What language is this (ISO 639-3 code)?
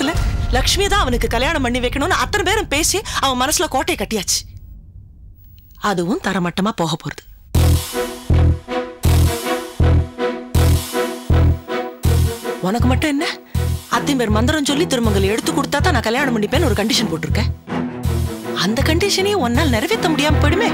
tam